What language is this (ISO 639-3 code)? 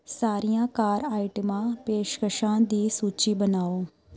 pan